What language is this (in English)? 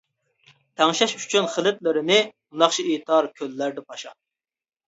Uyghur